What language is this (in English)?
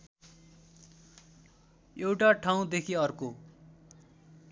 Nepali